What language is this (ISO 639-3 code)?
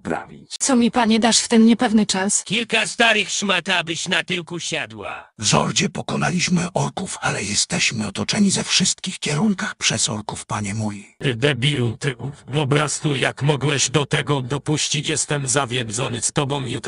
pol